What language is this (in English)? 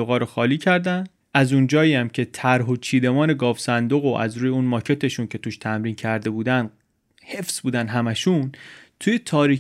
Persian